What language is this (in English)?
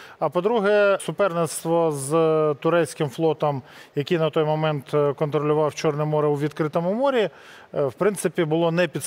Ukrainian